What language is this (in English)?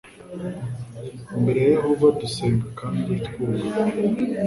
Kinyarwanda